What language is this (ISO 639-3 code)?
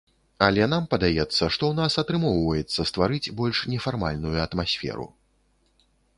bel